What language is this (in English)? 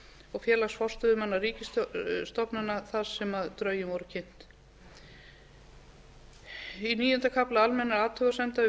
Icelandic